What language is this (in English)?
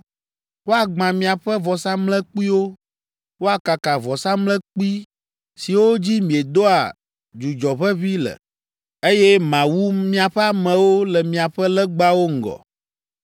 Ewe